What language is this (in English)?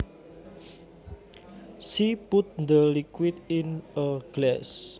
Javanese